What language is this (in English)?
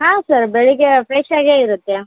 Kannada